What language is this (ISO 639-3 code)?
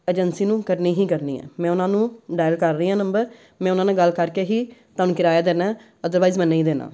pan